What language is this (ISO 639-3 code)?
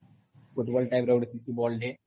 ori